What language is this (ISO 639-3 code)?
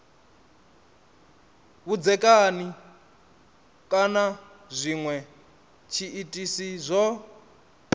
ven